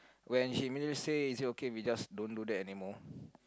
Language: English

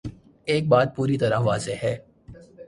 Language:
Urdu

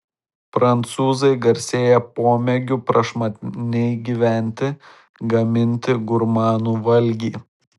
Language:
Lithuanian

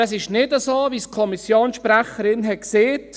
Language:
Swiss German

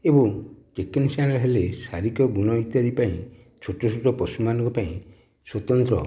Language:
Odia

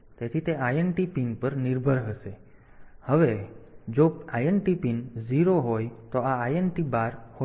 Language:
Gujarati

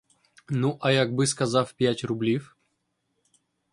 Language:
Ukrainian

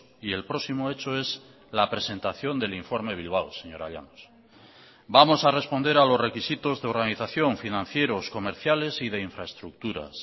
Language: Spanish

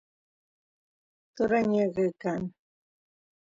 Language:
Santiago del Estero Quichua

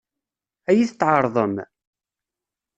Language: Kabyle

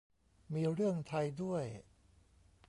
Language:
Thai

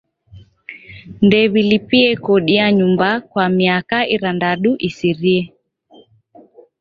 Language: Taita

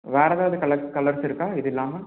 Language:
Tamil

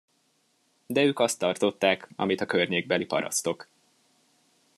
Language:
Hungarian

